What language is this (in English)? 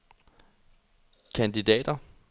Danish